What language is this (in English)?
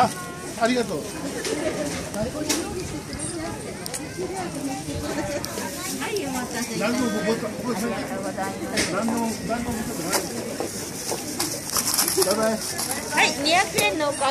Japanese